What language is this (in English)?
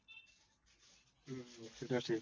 Bangla